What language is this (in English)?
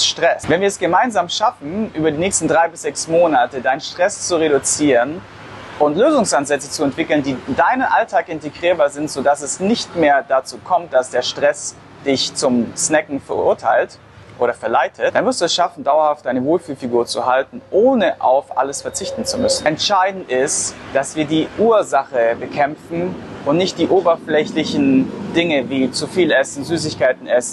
German